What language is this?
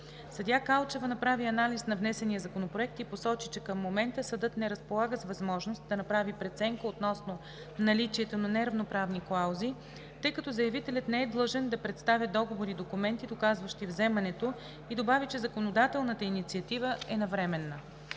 Bulgarian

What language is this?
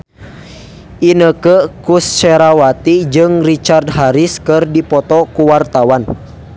Sundanese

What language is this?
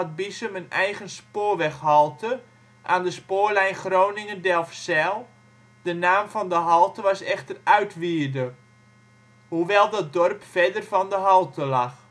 Dutch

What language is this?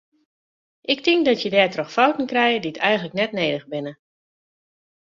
Western Frisian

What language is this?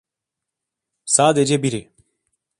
Turkish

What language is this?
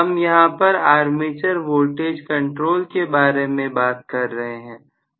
Hindi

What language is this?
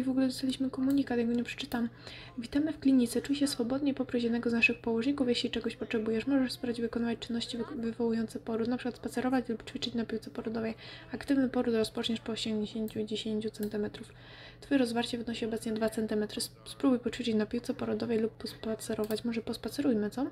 Polish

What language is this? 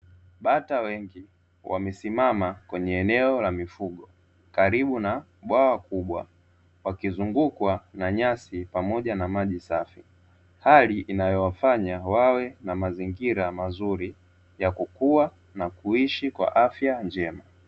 Swahili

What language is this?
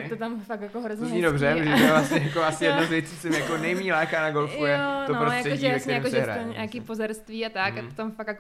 Czech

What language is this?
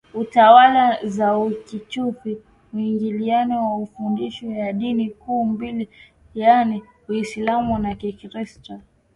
Swahili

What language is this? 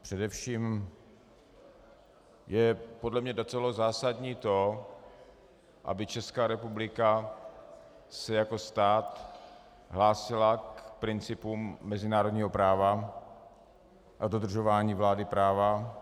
Czech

